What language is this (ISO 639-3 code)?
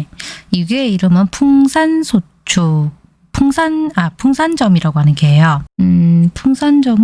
kor